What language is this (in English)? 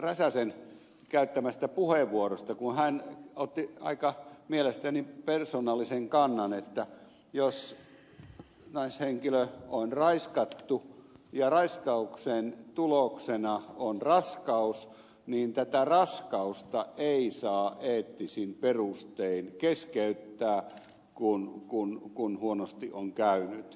Finnish